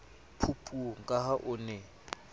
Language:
Southern Sotho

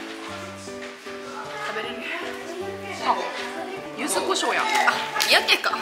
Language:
Japanese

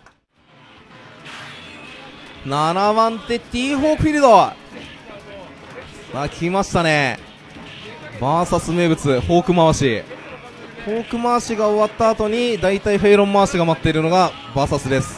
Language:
Japanese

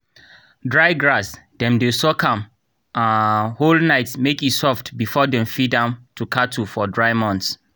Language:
Nigerian Pidgin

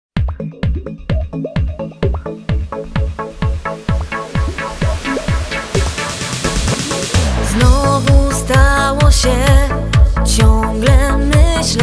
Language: Polish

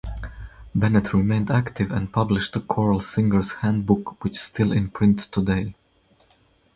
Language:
English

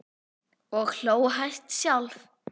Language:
Icelandic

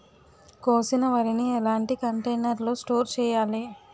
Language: Telugu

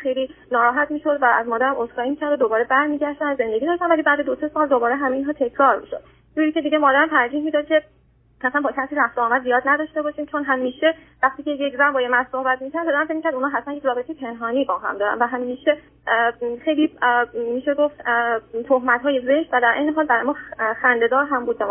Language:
Persian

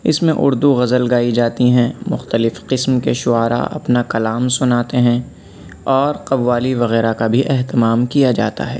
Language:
Urdu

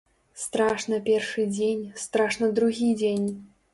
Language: Belarusian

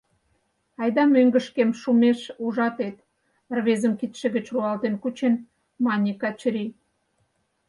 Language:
Mari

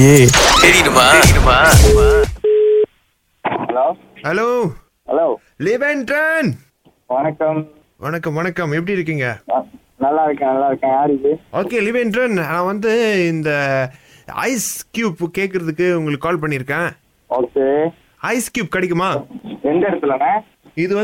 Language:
Tamil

